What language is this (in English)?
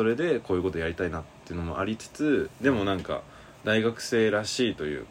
Japanese